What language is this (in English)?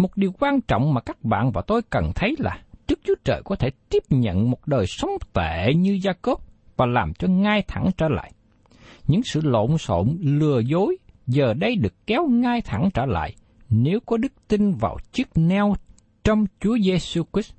Vietnamese